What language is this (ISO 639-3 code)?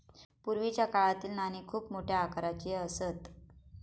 mar